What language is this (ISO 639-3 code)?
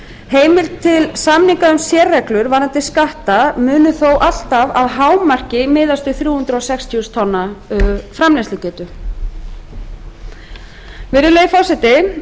isl